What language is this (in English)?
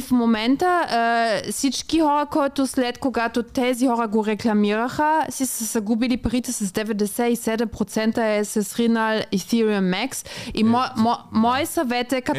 Bulgarian